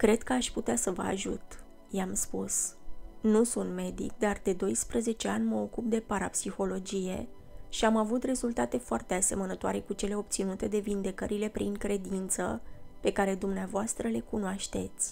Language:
Romanian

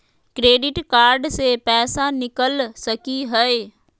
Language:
Magahi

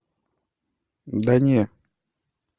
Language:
Russian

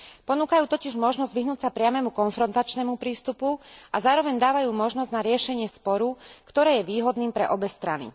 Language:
Slovak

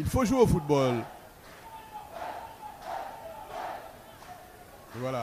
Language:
French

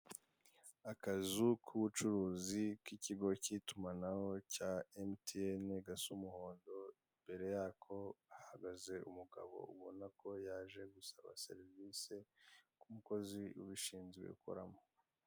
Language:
Kinyarwanda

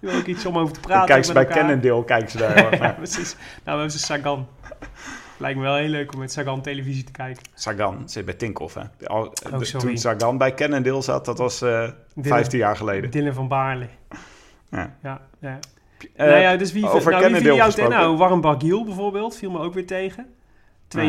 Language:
Dutch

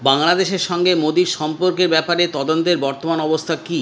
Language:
Bangla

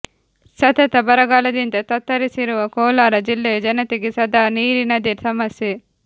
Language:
Kannada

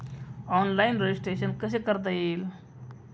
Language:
Marathi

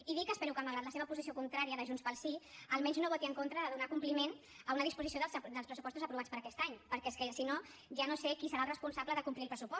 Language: Catalan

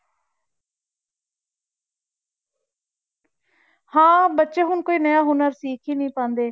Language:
Punjabi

